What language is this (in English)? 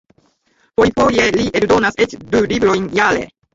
Esperanto